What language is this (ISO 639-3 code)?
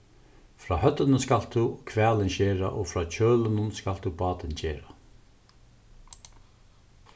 fao